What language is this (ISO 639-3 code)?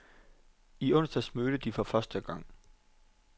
dan